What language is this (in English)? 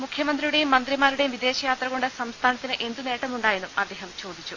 Malayalam